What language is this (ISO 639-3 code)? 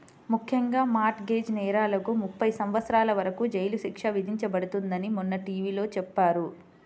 tel